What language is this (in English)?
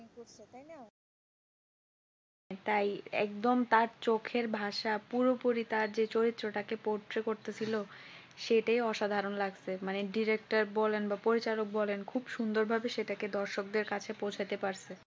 Bangla